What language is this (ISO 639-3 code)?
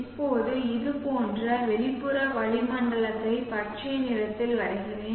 tam